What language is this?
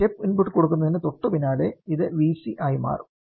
Malayalam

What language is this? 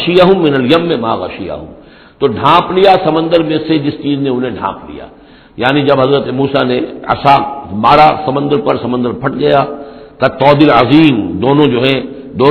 Urdu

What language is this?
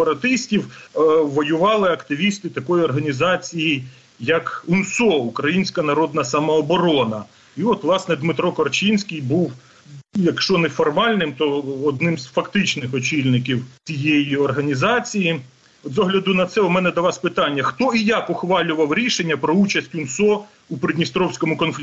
Ukrainian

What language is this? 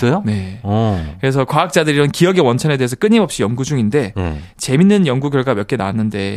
Korean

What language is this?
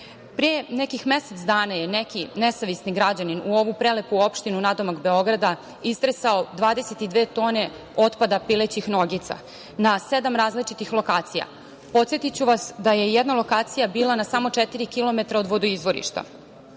Serbian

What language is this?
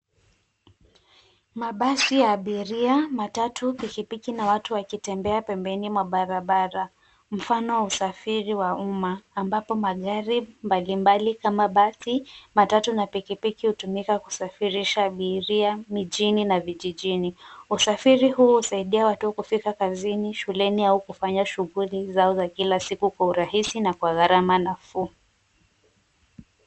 Swahili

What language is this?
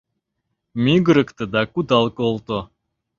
Mari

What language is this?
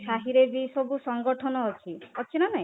Odia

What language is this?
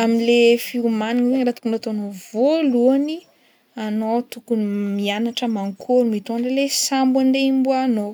Northern Betsimisaraka Malagasy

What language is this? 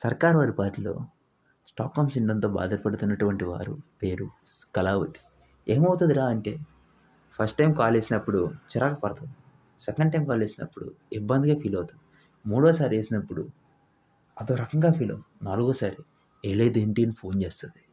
Telugu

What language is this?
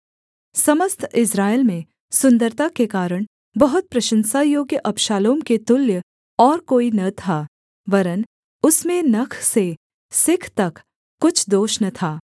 Hindi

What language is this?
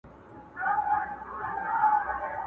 Pashto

